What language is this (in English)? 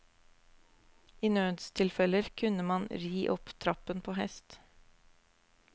Norwegian